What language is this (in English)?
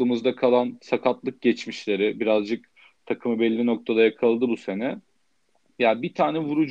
Turkish